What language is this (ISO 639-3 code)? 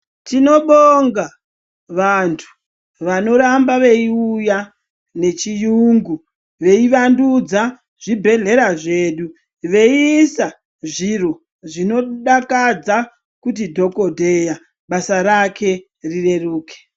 ndc